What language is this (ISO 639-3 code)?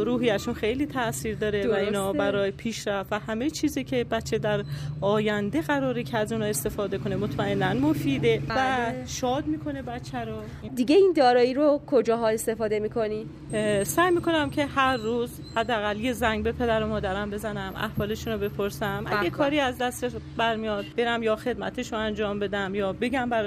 fas